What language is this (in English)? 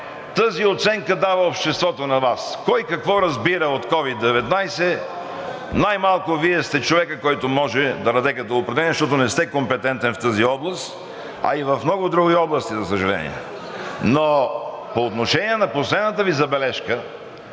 Bulgarian